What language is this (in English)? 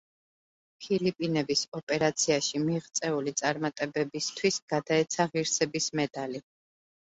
Georgian